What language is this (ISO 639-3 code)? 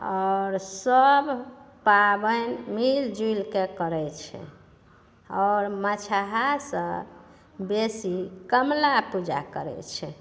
mai